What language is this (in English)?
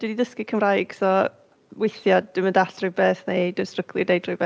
Welsh